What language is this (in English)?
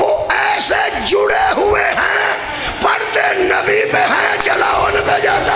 Punjabi